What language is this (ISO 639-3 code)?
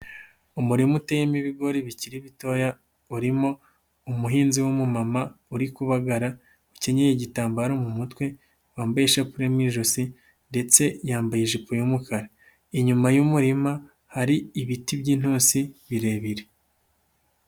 kin